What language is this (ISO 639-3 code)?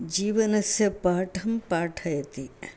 san